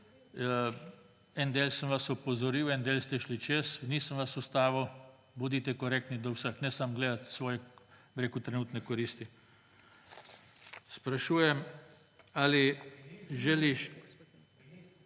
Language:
Slovenian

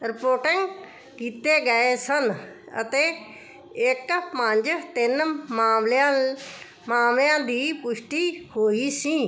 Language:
Punjabi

